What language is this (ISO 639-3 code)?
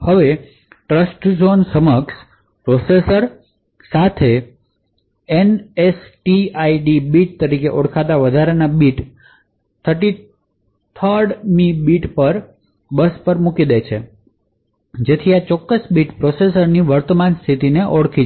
guj